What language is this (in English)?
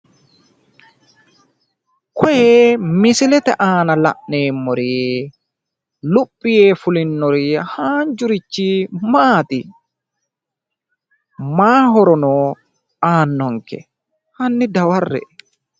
Sidamo